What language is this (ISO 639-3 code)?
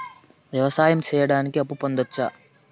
tel